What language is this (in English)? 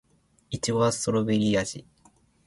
Japanese